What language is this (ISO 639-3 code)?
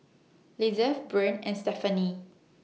eng